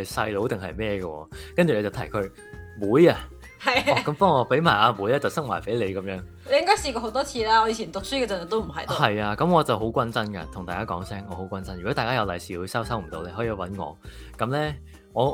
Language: Chinese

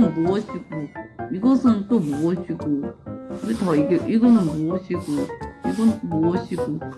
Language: Korean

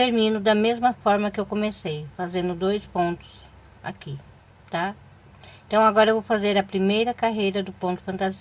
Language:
Portuguese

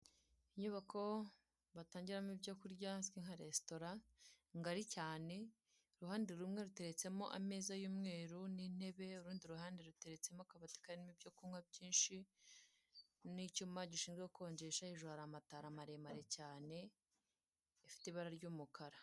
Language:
Kinyarwanda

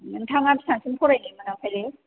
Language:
Bodo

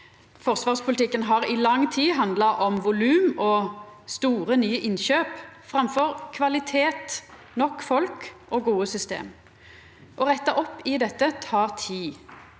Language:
Norwegian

